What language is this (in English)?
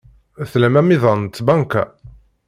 Kabyle